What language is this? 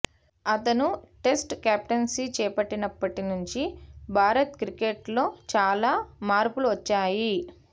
Telugu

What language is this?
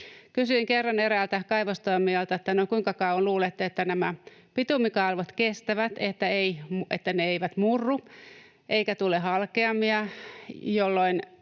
Finnish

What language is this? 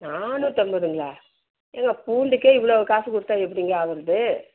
Tamil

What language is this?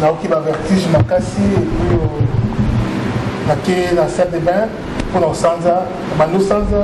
French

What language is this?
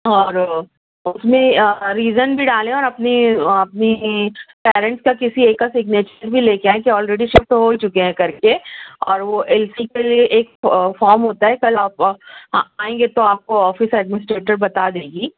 Urdu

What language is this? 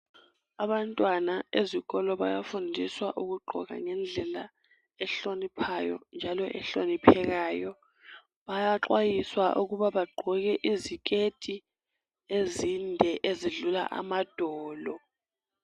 North Ndebele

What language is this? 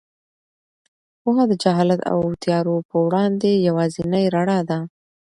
Pashto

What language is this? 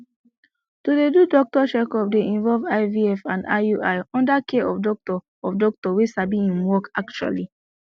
Nigerian Pidgin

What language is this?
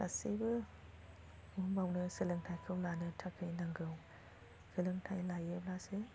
Bodo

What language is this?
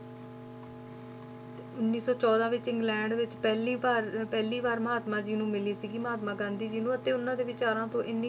Punjabi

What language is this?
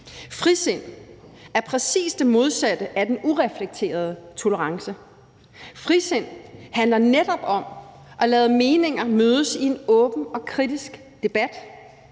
Danish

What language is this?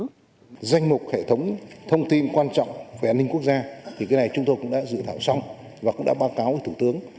Vietnamese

